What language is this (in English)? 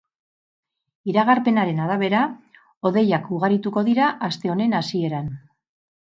Basque